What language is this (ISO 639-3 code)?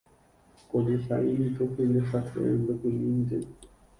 grn